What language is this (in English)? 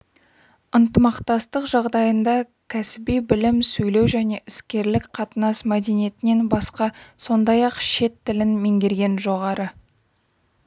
Kazakh